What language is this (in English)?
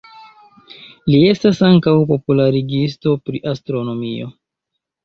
Esperanto